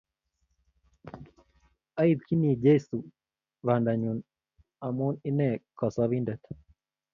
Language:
Kalenjin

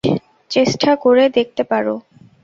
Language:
Bangla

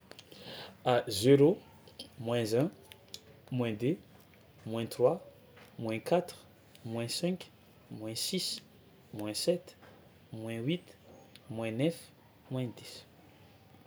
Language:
Tsimihety Malagasy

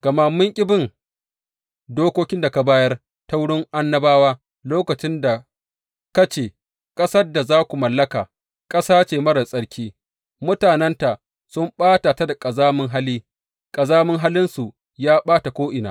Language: Hausa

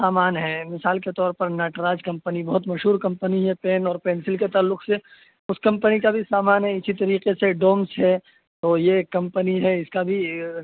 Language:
Urdu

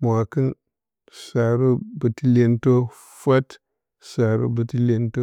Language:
Bacama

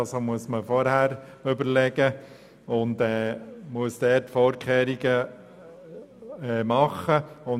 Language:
Swiss German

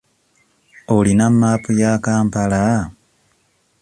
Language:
Ganda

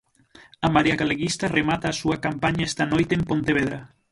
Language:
Galician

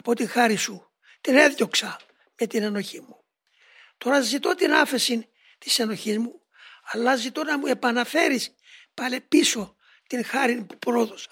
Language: Greek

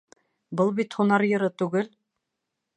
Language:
Bashkir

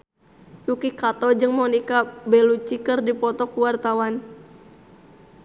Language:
Sundanese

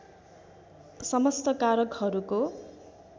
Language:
Nepali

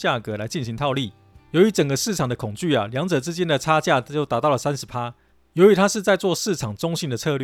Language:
Chinese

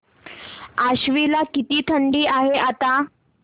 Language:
Marathi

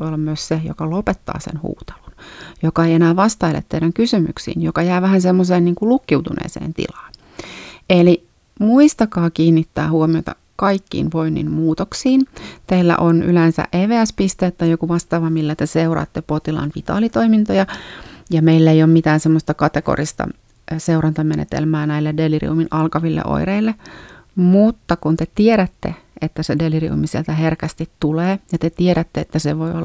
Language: Finnish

